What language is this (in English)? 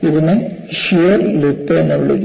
Malayalam